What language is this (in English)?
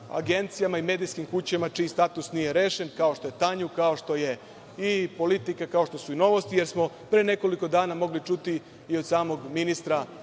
Serbian